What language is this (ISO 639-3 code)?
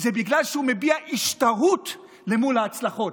heb